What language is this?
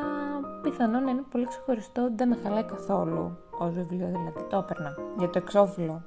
Greek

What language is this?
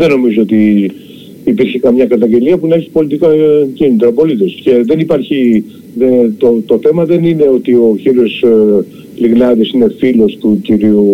Greek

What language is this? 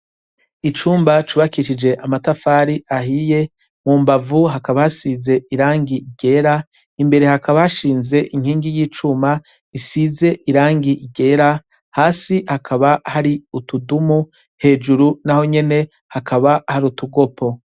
Rundi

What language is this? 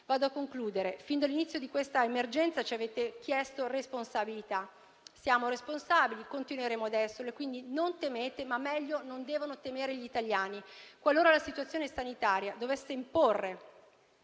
Italian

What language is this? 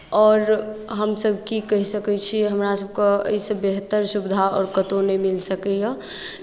Maithili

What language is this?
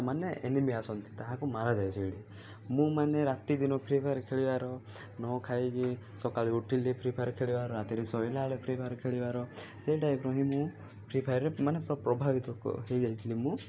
Odia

